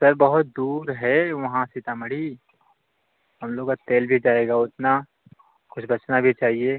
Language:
Hindi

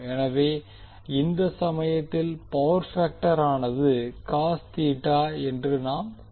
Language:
Tamil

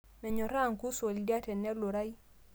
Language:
Masai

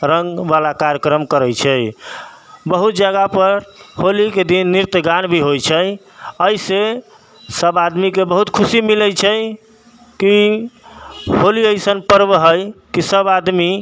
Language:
Maithili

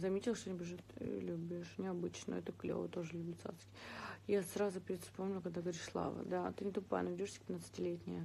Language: Russian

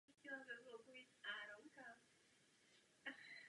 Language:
Czech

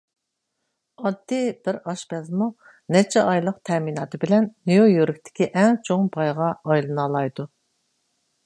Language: Uyghur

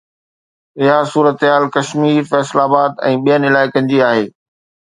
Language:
Sindhi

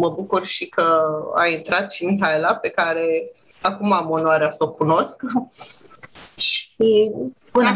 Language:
Romanian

